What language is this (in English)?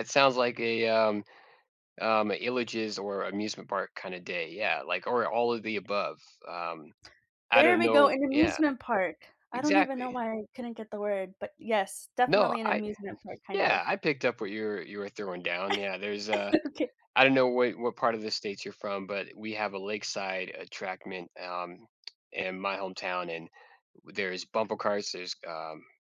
English